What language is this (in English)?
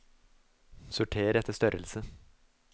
Norwegian